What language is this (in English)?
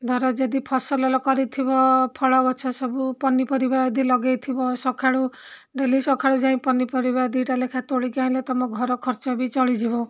Odia